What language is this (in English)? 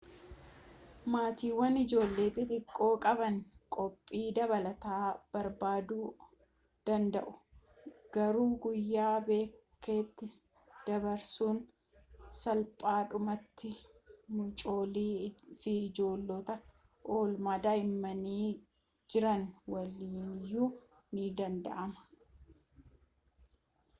Oromo